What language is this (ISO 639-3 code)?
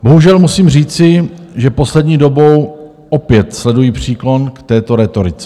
ces